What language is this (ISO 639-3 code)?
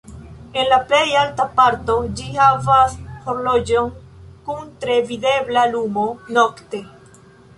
epo